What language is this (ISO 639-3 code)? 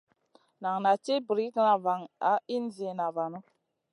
mcn